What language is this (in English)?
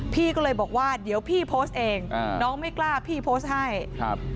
Thai